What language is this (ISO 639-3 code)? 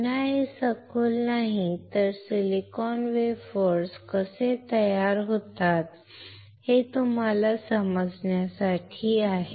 mar